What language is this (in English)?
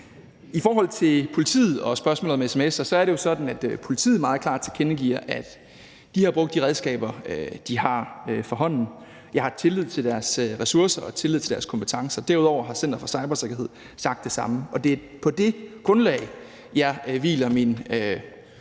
Danish